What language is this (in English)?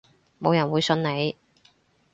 Cantonese